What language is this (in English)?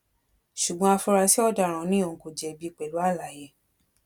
Yoruba